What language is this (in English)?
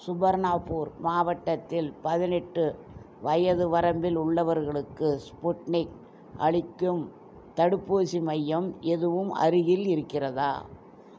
Tamil